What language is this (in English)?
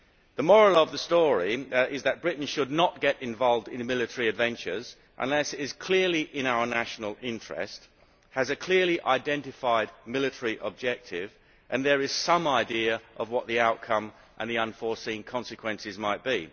English